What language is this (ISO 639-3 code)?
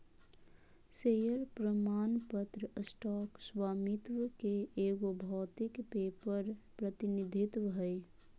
mag